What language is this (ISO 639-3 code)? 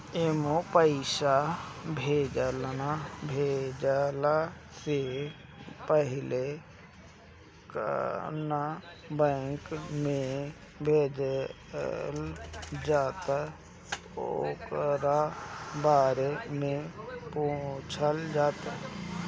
bho